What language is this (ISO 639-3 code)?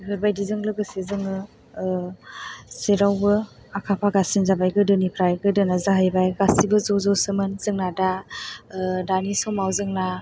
brx